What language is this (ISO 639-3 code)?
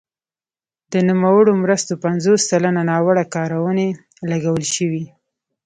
pus